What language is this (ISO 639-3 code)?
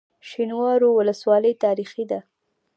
pus